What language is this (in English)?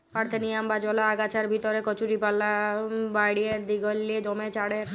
Bangla